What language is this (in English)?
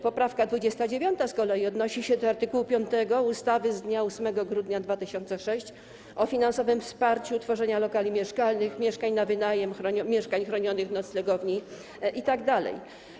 Polish